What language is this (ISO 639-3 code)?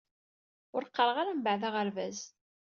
kab